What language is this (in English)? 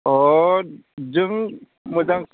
Bodo